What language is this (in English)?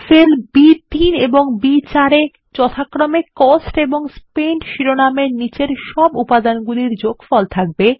Bangla